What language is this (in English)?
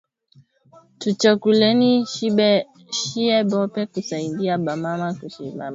Swahili